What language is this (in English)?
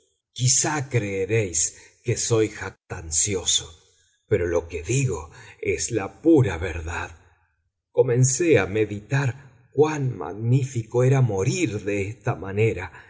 Spanish